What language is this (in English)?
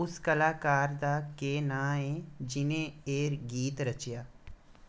Dogri